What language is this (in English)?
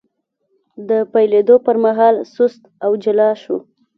Pashto